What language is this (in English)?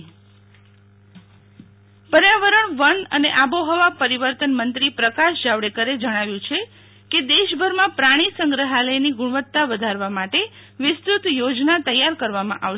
Gujarati